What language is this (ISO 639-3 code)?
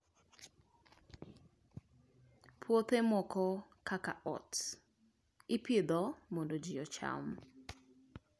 luo